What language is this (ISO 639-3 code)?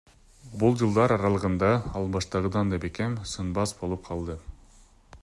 kir